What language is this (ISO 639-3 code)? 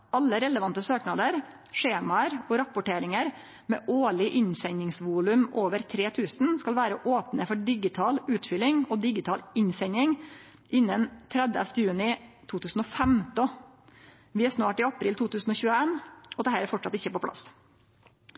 nno